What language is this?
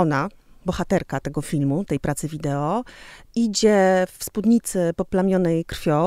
Polish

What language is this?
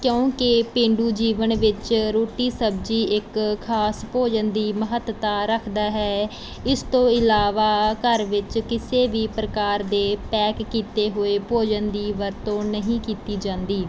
Punjabi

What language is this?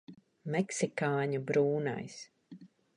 Latvian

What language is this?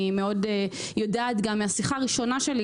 Hebrew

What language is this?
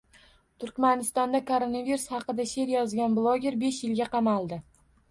Uzbek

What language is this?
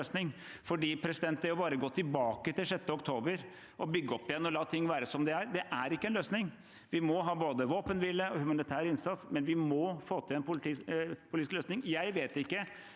Norwegian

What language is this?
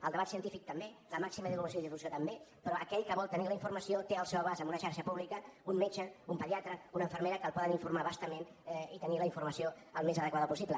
Catalan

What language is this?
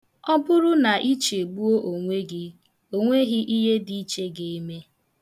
Igbo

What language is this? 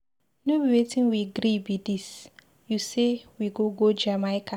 Nigerian Pidgin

